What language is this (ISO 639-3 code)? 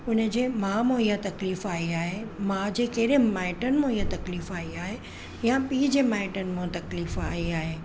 snd